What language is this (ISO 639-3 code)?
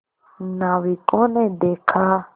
hin